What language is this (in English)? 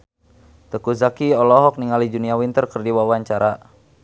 Sundanese